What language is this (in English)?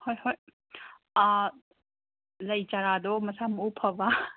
Manipuri